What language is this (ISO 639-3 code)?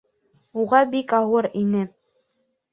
bak